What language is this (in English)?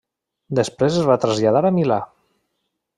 Catalan